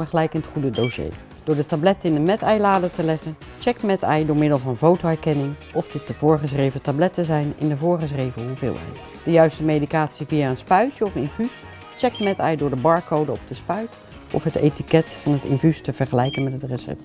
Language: Dutch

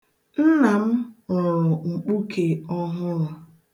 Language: Igbo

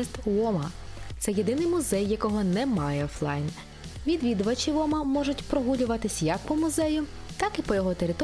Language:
Ukrainian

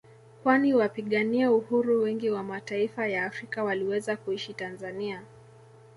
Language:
Swahili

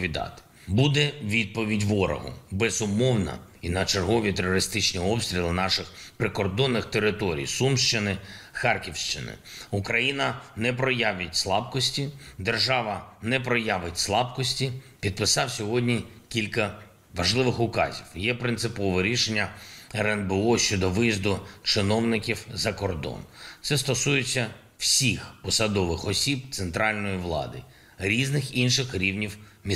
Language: Ukrainian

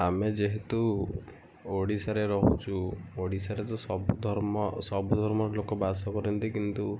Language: Odia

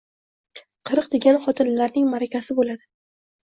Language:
Uzbek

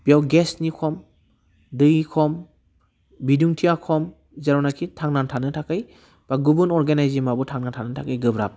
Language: Bodo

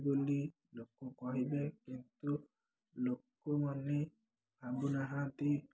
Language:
Odia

